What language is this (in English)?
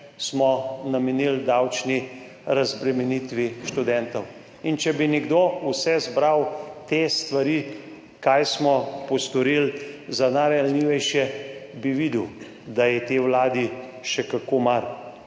Slovenian